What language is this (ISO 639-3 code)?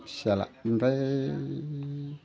brx